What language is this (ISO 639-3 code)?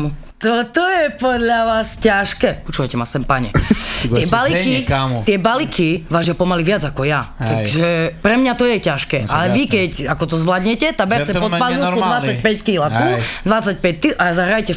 slk